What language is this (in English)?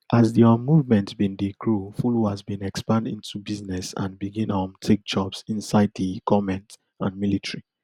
Nigerian Pidgin